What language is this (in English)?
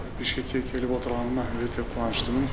Kazakh